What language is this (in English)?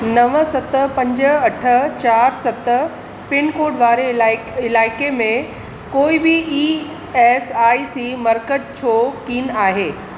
Sindhi